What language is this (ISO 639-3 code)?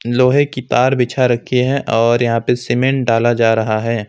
hin